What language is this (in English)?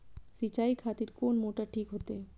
Maithili